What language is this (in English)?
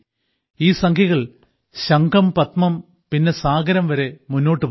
Malayalam